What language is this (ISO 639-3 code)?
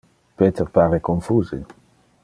ina